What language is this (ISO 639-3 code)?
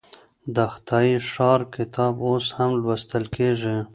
pus